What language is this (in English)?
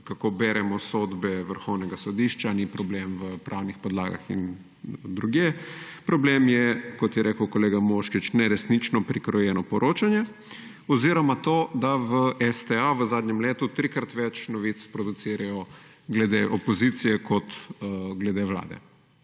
Slovenian